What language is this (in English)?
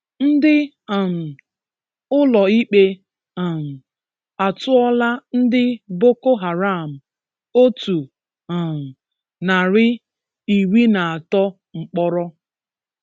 Igbo